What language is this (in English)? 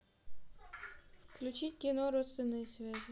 Russian